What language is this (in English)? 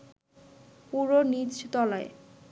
Bangla